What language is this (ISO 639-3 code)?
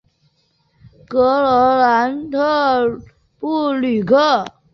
zho